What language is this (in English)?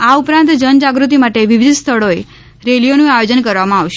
Gujarati